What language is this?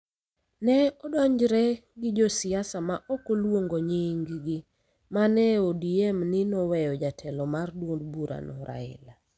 Luo (Kenya and Tanzania)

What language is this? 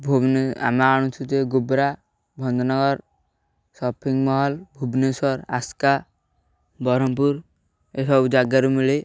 Odia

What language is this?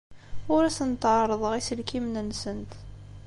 Kabyle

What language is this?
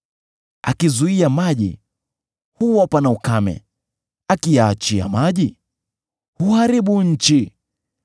Swahili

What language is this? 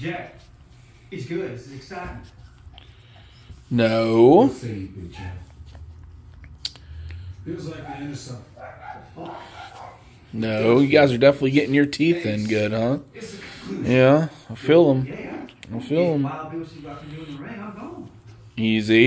English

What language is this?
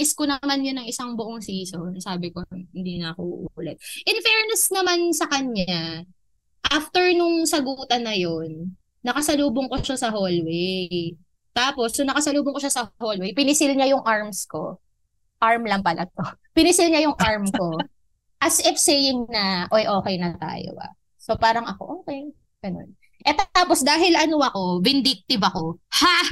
Filipino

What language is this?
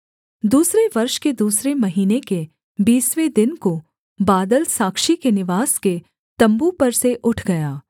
Hindi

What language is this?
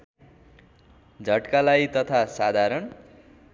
Nepali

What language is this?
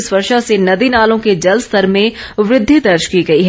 Hindi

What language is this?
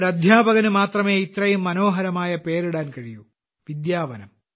Malayalam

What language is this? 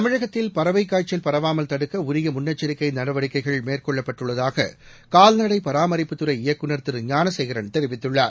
Tamil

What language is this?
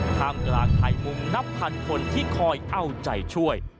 Thai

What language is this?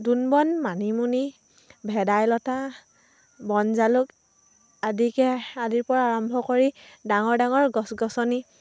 Assamese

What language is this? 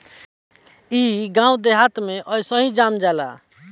Bhojpuri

